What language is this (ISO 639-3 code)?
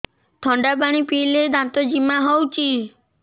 ori